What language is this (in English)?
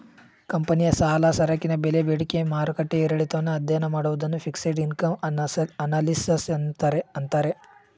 Kannada